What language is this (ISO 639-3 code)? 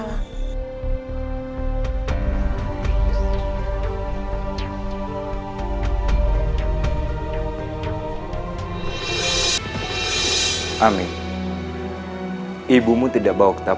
ind